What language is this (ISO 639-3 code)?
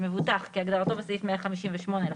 heb